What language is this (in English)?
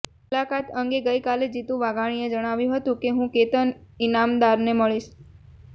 Gujarati